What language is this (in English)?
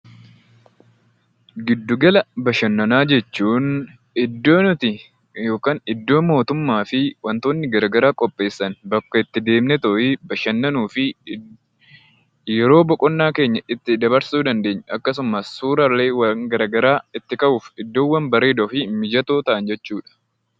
Oromo